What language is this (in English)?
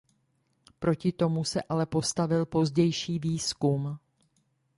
Czech